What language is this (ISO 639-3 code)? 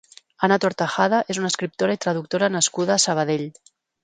cat